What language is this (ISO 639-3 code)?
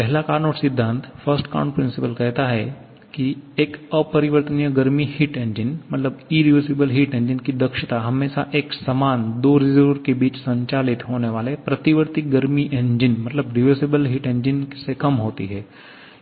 hin